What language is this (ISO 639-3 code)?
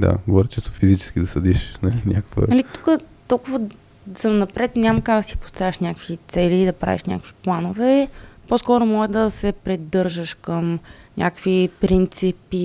bul